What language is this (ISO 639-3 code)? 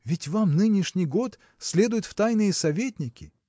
rus